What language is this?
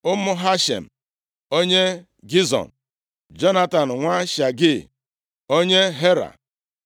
Igbo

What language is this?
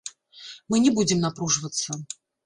Belarusian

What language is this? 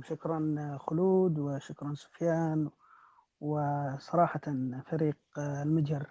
Arabic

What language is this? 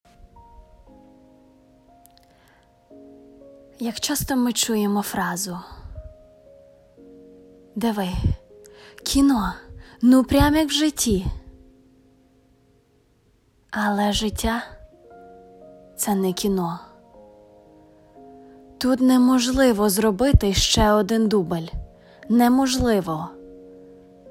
Ukrainian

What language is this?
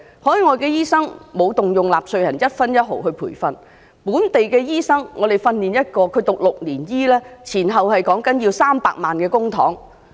Cantonese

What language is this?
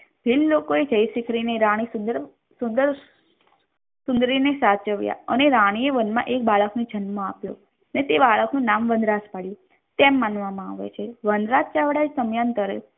Gujarati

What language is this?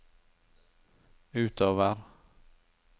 Norwegian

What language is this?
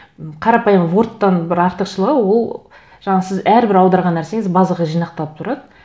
Kazakh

